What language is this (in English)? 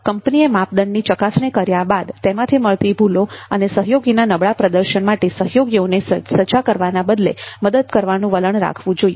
Gujarati